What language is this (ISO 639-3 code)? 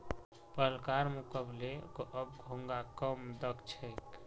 mag